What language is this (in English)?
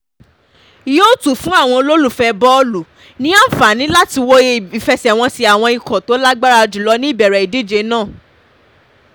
Yoruba